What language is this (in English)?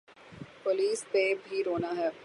Urdu